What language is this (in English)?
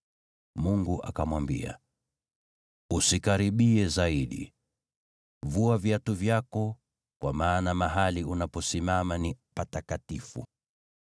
Swahili